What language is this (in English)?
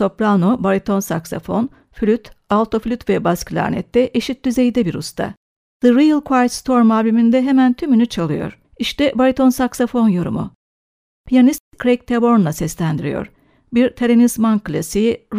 Turkish